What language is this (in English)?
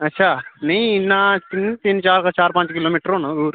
Dogri